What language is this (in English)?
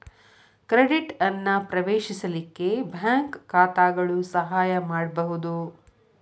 Kannada